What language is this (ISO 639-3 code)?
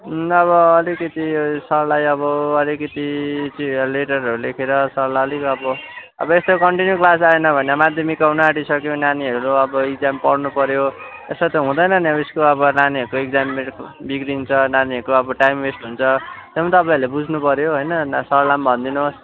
nep